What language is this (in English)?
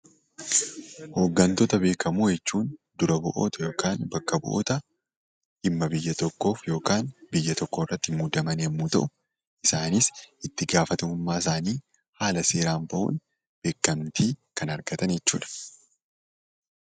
Oromo